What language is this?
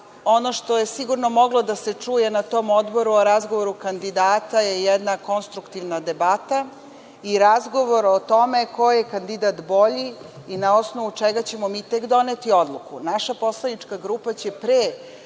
Serbian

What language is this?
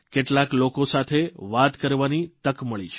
Gujarati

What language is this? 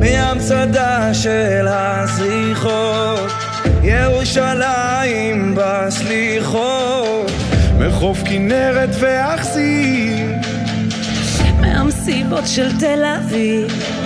Hebrew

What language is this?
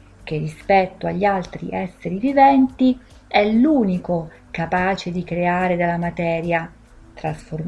Italian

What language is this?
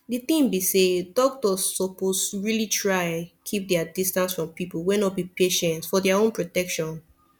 Nigerian Pidgin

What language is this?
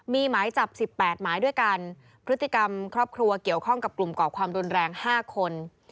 Thai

